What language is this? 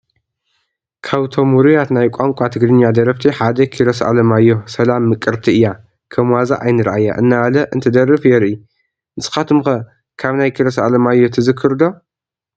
Tigrinya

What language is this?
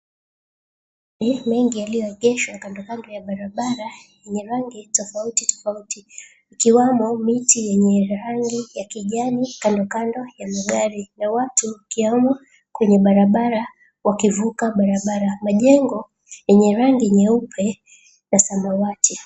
Swahili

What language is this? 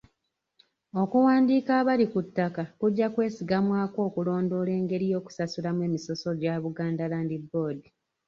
Ganda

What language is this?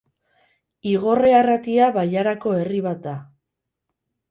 Basque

